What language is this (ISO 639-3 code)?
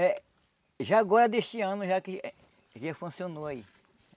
por